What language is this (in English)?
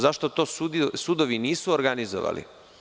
Serbian